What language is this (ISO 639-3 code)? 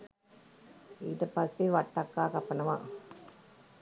sin